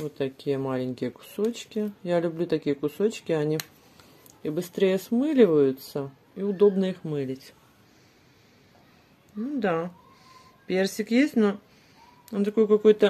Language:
Russian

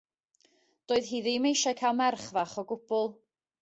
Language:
Welsh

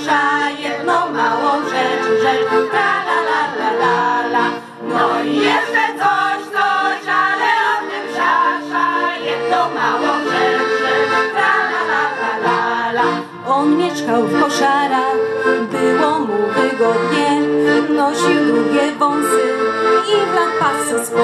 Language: Polish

